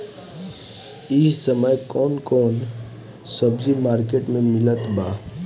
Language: Bhojpuri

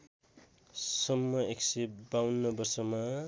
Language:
Nepali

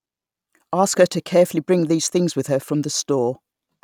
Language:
English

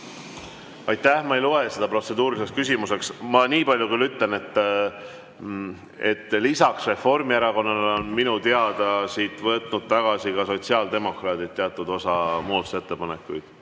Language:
Estonian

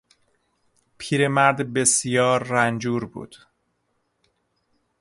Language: Persian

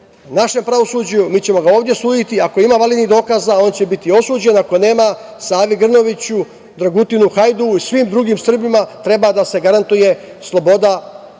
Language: Serbian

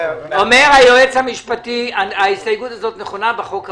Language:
Hebrew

